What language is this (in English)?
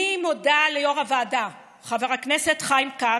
Hebrew